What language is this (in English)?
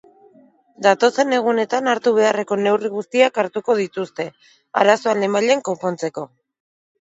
Basque